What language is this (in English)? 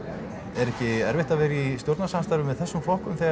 Icelandic